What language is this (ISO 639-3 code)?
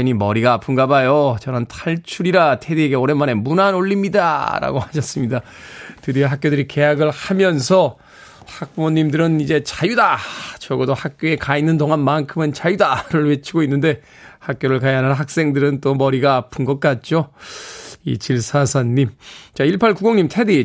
kor